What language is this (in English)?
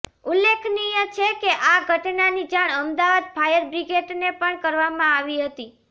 Gujarati